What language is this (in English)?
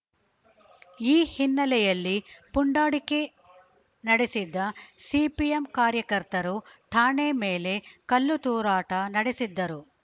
Kannada